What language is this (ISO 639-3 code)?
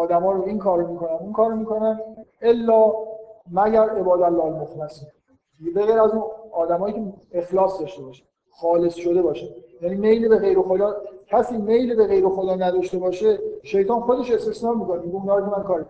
fas